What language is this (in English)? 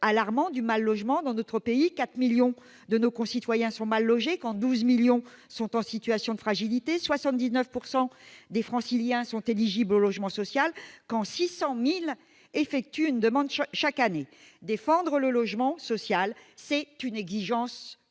French